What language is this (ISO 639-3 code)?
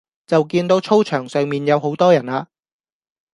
yue